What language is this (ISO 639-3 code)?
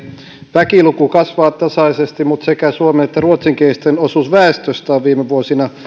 fin